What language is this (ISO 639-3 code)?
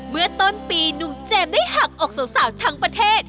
tha